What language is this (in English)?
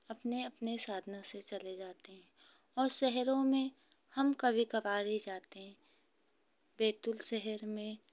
Hindi